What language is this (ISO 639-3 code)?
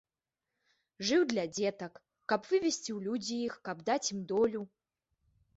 bel